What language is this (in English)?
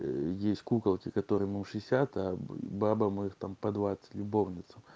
Russian